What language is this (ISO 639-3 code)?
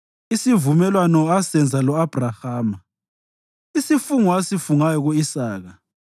nde